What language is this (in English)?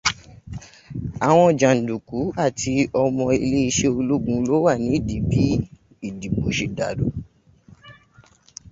Yoruba